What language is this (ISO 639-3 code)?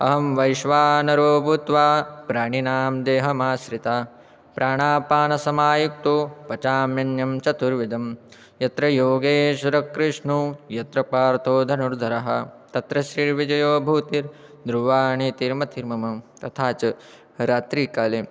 san